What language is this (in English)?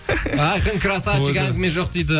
Kazakh